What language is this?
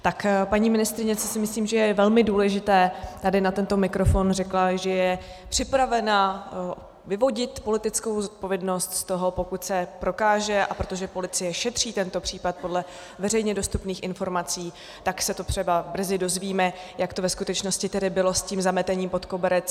Czech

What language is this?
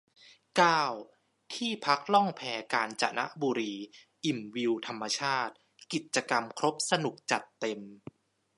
Thai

